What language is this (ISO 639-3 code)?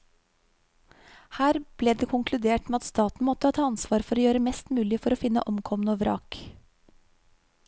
nor